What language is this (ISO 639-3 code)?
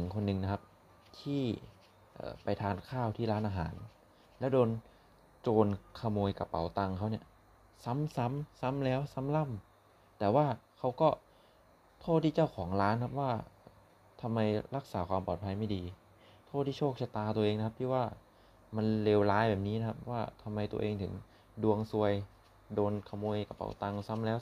tha